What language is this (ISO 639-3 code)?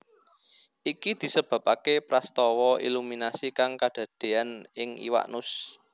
jav